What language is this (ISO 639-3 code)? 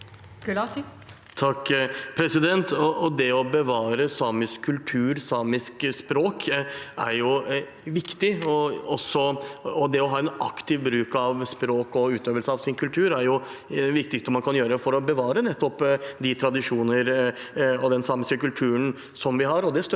nor